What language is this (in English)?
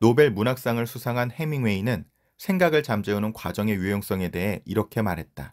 Korean